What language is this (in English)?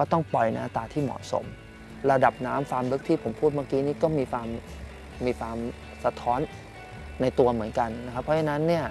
Thai